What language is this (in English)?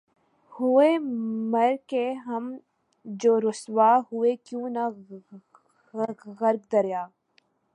Urdu